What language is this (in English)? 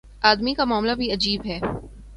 Urdu